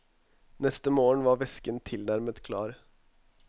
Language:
Norwegian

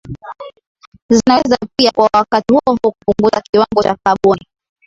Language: Swahili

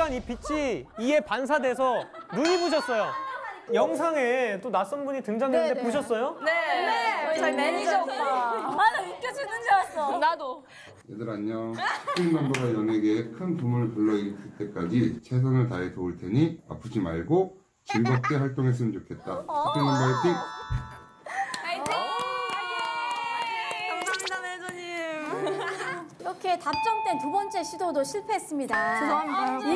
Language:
Korean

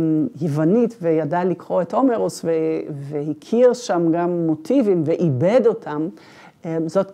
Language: Hebrew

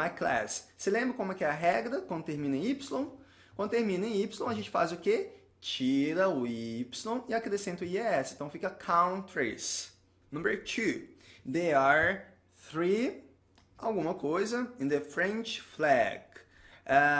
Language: Portuguese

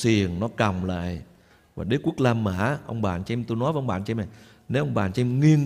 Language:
Vietnamese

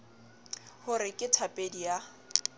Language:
Southern Sotho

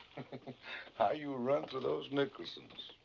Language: English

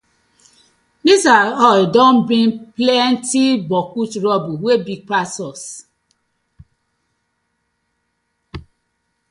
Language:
Nigerian Pidgin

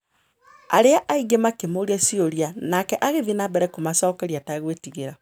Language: Kikuyu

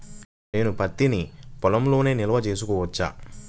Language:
Telugu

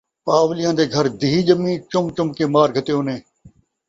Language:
Saraiki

